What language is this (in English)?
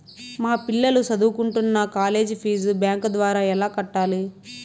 Telugu